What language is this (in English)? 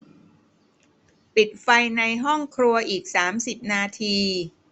Thai